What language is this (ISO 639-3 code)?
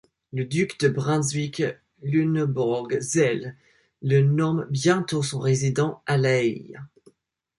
fra